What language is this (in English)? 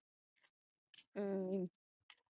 Punjabi